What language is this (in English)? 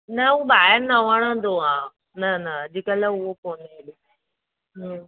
Sindhi